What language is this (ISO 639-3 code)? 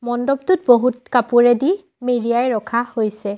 asm